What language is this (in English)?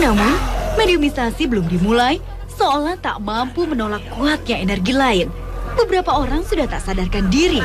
Indonesian